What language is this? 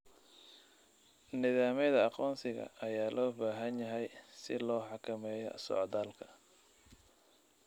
Somali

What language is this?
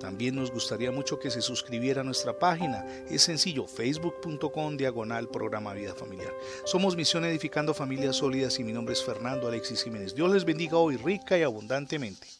Spanish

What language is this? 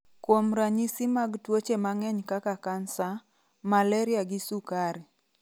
Luo (Kenya and Tanzania)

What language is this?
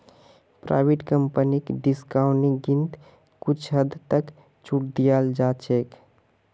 Magahi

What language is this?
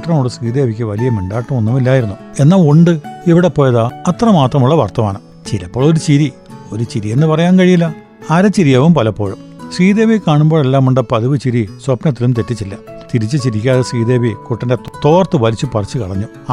Malayalam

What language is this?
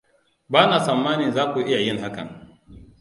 Hausa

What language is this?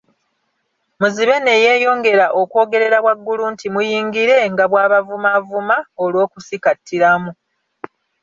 Ganda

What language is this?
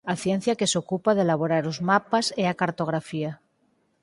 Galician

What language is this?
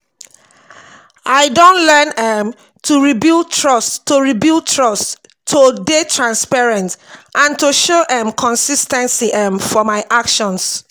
Nigerian Pidgin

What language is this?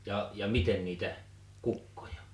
Finnish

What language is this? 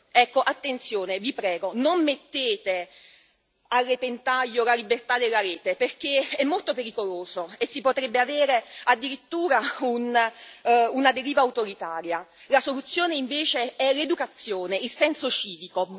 Italian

